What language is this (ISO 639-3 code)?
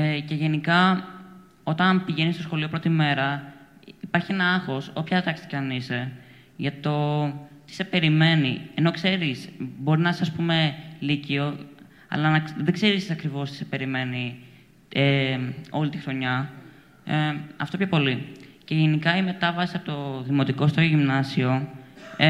ell